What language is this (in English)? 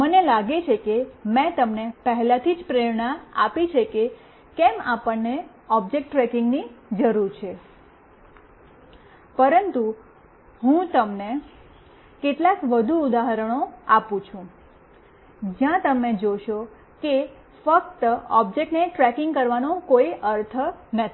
Gujarati